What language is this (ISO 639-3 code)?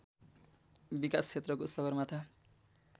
nep